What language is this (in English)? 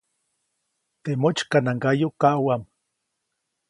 Copainalá Zoque